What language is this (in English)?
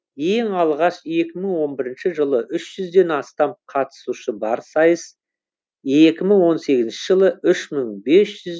Kazakh